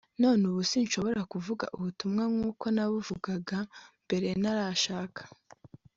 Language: Kinyarwanda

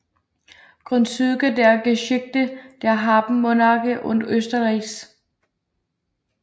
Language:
Danish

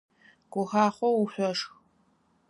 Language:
Adyghe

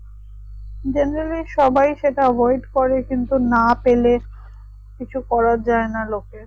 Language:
Bangla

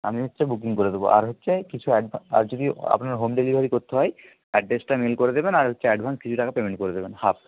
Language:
Bangla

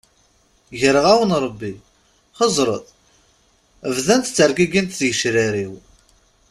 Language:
Kabyle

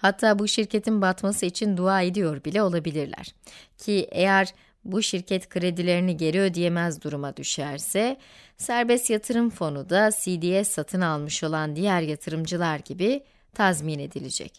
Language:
Turkish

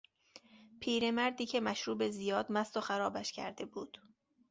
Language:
Persian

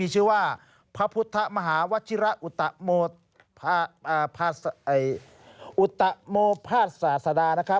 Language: Thai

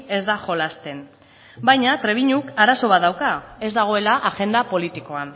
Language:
Basque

